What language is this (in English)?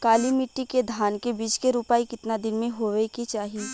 Bhojpuri